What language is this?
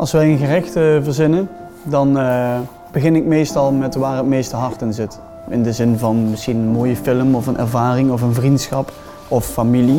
Dutch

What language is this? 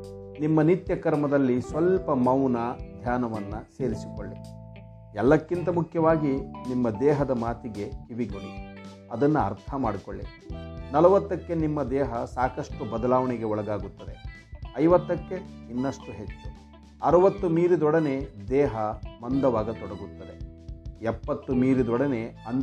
Kannada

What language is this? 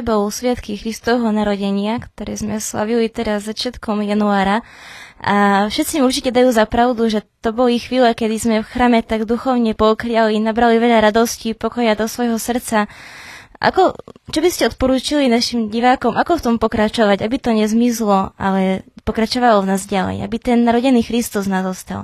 Slovak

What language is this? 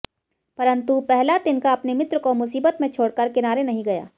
Hindi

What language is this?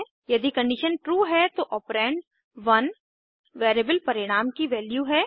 Hindi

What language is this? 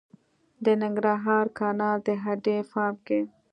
Pashto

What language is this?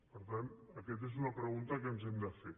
Catalan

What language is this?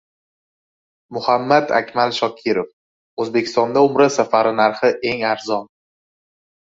Uzbek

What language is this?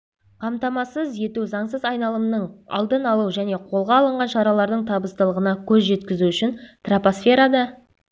Kazakh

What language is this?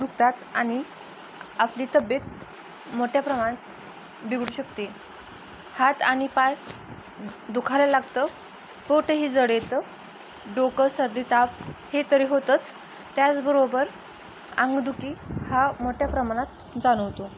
Marathi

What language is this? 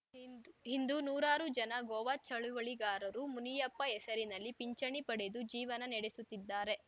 Kannada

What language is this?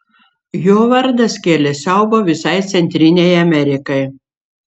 Lithuanian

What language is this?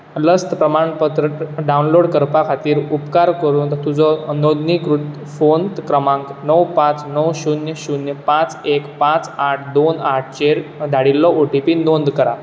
Konkani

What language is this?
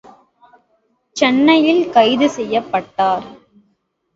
Tamil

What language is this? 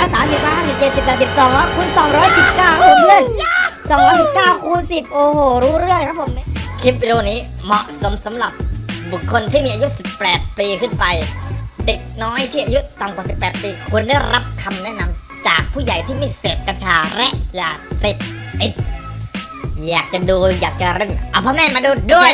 Thai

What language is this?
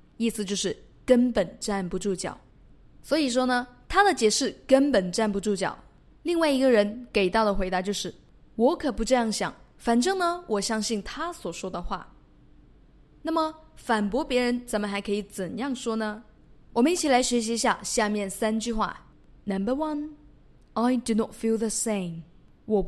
Chinese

